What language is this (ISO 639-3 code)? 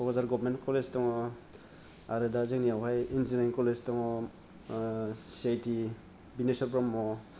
brx